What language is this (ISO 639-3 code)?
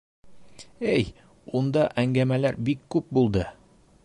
bak